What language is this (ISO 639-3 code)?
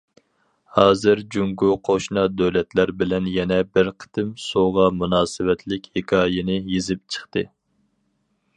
uig